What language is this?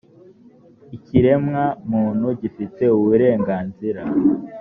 Kinyarwanda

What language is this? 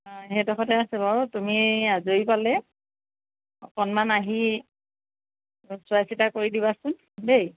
Assamese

